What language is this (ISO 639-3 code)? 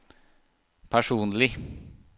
nor